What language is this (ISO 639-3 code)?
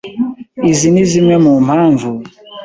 kin